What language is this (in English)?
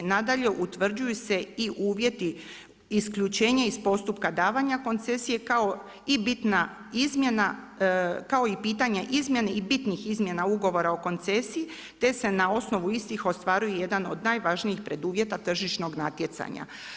Croatian